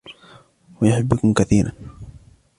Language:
Arabic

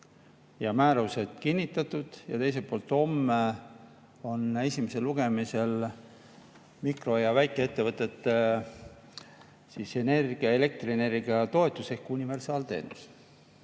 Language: Estonian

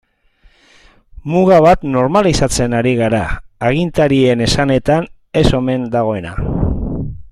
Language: Basque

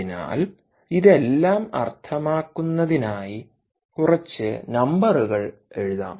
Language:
Malayalam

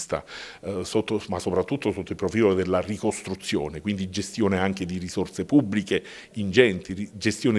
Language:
Italian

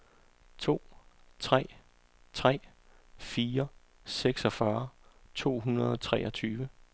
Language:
Danish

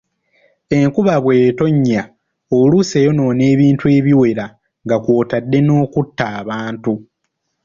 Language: Ganda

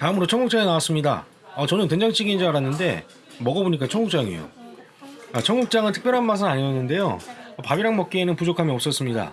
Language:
Korean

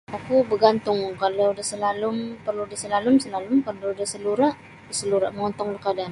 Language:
Sabah Bisaya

